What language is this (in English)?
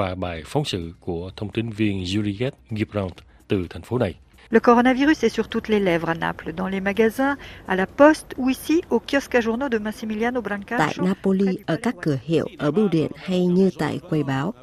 Vietnamese